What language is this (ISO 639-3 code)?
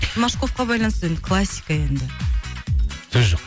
kaz